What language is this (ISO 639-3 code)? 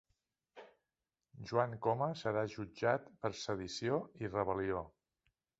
cat